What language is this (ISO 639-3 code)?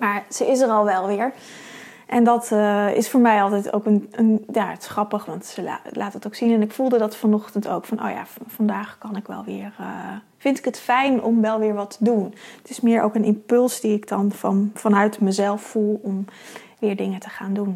nld